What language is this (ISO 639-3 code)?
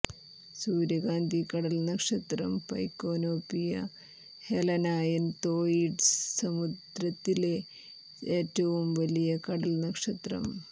mal